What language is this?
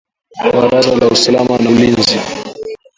Swahili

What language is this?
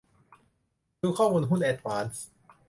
Thai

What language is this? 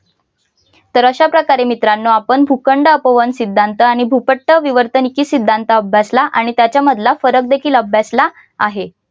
Marathi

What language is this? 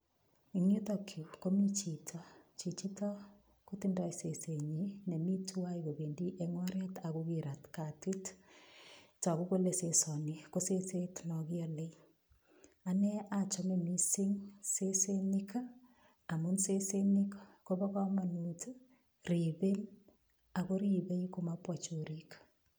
Kalenjin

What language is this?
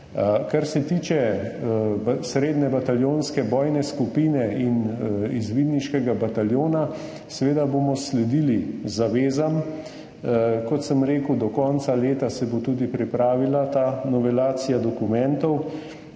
Slovenian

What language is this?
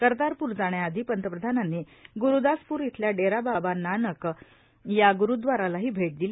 Marathi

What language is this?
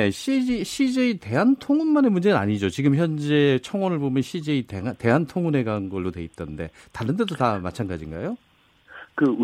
Korean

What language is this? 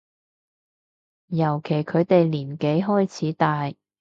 Cantonese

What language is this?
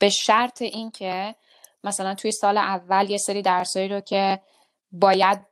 Persian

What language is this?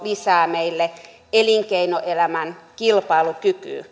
Finnish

